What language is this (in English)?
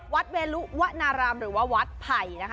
Thai